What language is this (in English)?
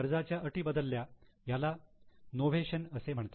Marathi